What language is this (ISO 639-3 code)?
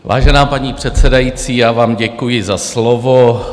ces